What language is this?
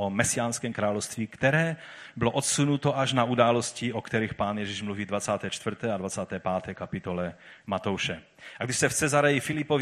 Czech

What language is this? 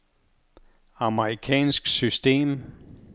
Danish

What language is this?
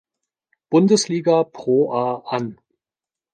German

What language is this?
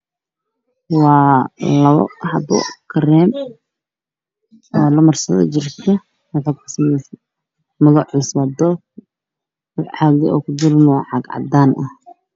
Somali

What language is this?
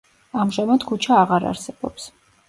Georgian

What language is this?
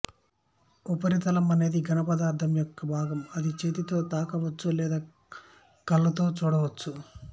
Telugu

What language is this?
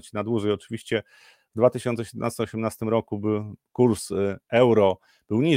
Polish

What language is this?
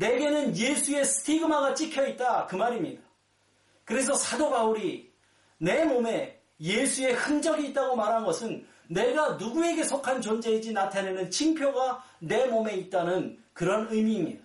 Korean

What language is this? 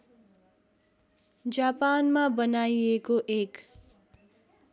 Nepali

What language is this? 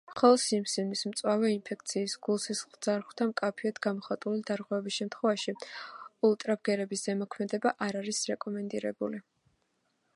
Georgian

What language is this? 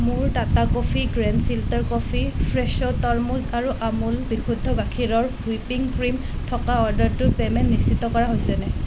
Assamese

